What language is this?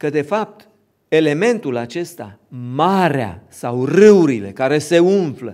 Romanian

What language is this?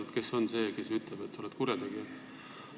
Estonian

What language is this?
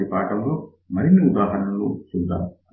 Telugu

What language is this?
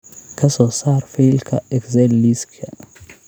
Somali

